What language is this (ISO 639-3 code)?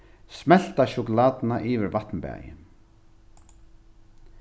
fao